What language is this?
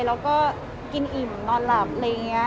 Thai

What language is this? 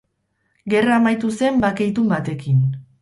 Basque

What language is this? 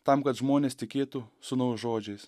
Lithuanian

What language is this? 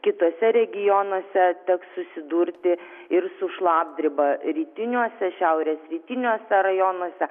Lithuanian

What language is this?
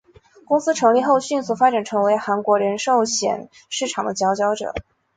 Chinese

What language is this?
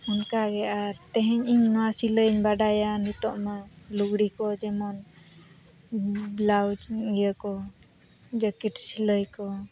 Santali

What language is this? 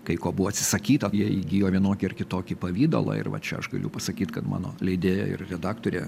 Lithuanian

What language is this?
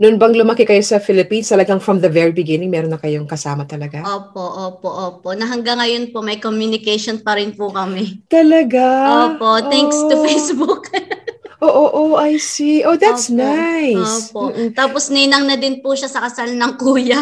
Filipino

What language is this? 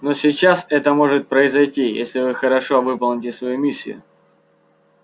Russian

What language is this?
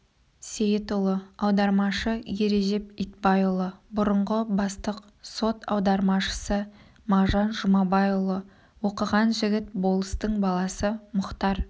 Kazakh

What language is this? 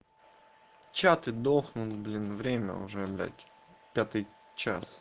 Russian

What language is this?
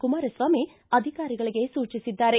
Kannada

